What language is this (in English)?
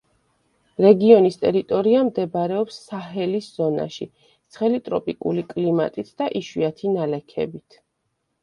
Georgian